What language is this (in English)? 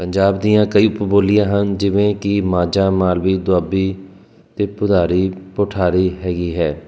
Punjabi